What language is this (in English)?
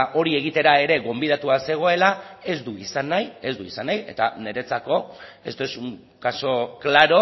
Basque